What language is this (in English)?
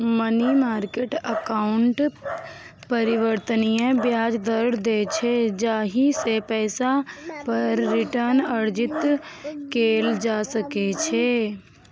Maithili